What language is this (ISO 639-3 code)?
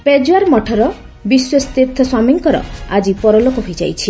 ori